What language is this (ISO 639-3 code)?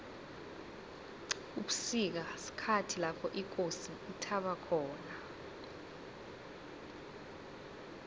nbl